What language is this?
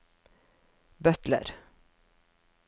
Norwegian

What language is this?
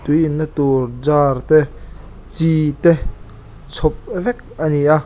Mizo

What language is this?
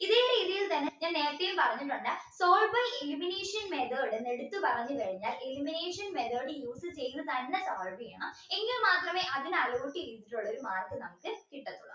Malayalam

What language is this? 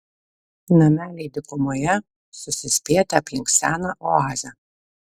Lithuanian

